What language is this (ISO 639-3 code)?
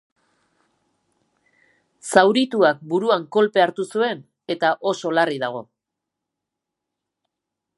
eus